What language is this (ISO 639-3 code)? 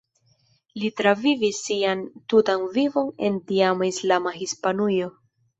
epo